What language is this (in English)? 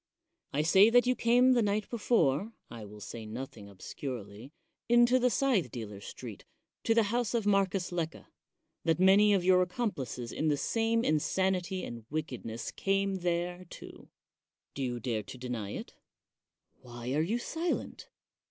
English